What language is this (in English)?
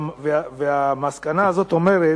Hebrew